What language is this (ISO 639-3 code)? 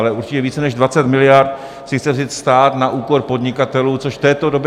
ces